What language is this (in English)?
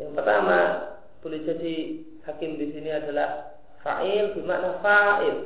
Indonesian